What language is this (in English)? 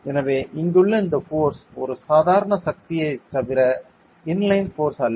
Tamil